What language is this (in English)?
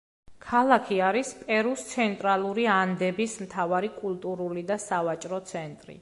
Georgian